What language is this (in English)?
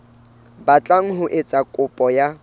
Southern Sotho